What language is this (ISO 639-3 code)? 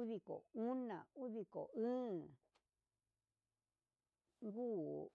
mxs